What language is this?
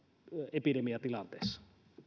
Finnish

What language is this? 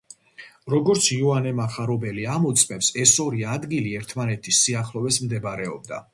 Georgian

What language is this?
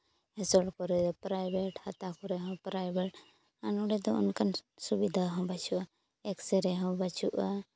Santali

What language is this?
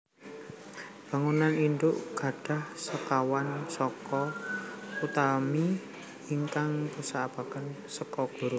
Javanese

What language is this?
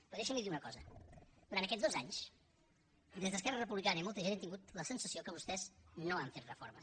Catalan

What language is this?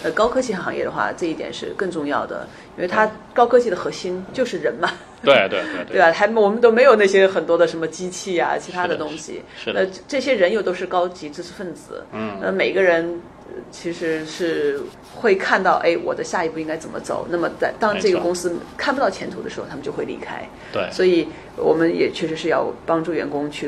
Chinese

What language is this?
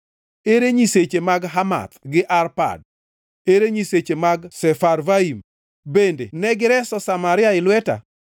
Luo (Kenya and Tanzania)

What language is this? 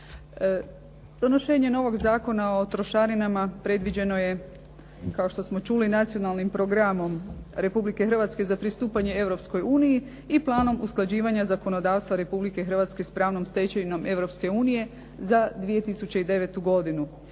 Croatian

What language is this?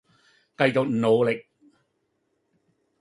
Cantonese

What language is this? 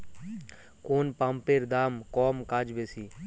Bangla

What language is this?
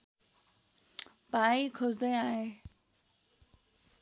Nepali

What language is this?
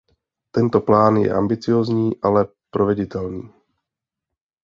Czech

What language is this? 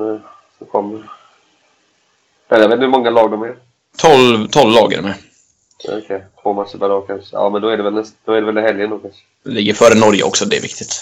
Swedish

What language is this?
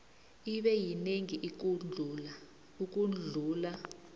South Ndebele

